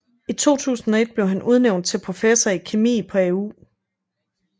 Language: Danish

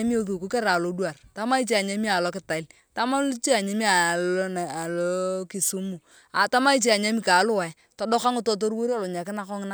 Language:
Turkana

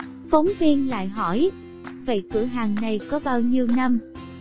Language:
Vietnamese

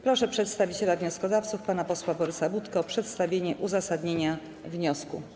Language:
Polish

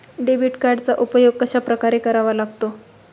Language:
Marathi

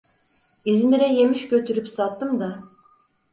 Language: Turkish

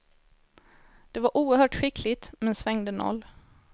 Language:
Swedish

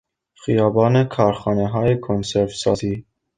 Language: Persian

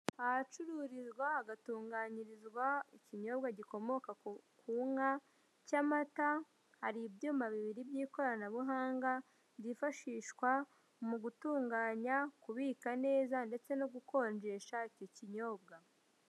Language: Kinyarwanda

